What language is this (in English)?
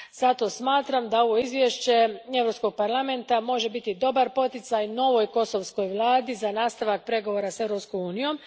Croatian